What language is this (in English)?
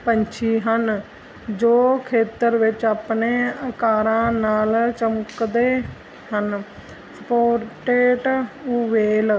Punjabi